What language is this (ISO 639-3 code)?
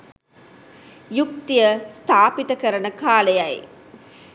sin